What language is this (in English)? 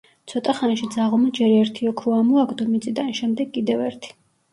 Georgian